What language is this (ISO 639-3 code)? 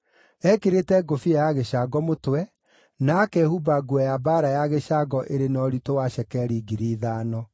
kik